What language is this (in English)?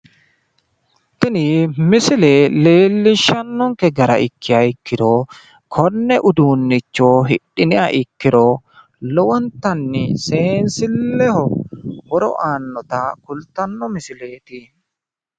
Sidamo